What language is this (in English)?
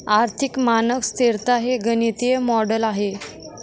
Marathi